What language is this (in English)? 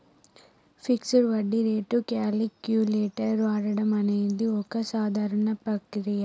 Telugu